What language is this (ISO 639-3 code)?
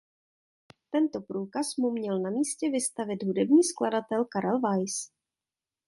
ces